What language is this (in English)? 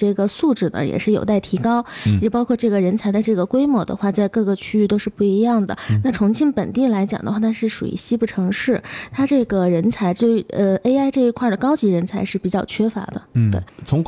Chinese